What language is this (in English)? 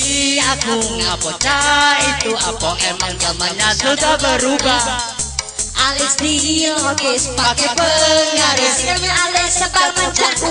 Indonesian